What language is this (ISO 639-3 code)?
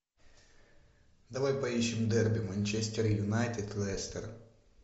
rus